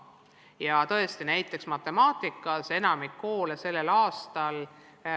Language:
Estonian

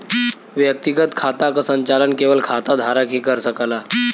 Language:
Bhojpuri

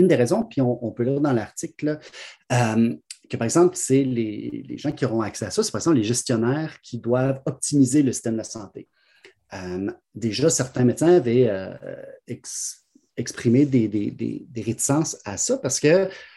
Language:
French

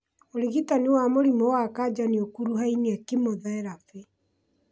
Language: Kikuyu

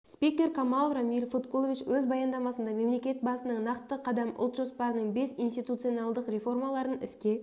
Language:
Kazakh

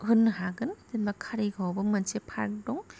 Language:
Bodo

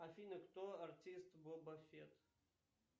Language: Russian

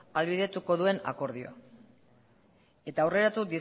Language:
Basque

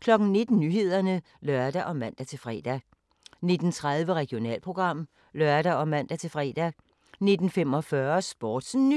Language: Danish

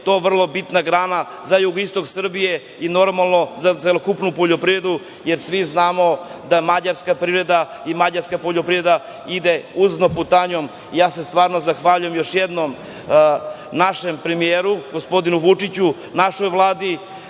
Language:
Serbian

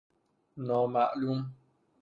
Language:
Persian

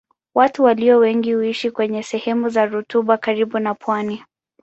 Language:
Swahili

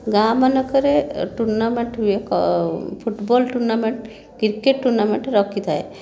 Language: Odia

